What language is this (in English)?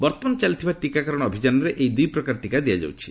Odia